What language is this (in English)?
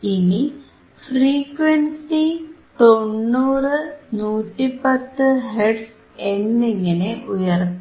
Malayalam